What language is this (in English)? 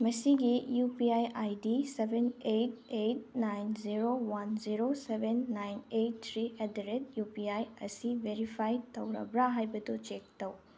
Manipuri